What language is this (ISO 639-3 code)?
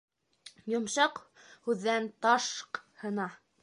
bak